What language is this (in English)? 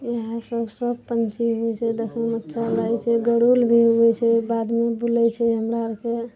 Maithili